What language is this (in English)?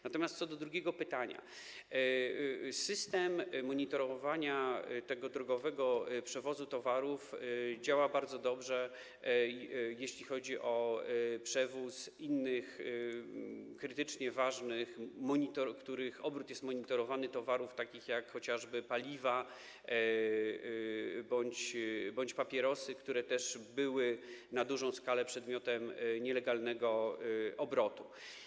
Polish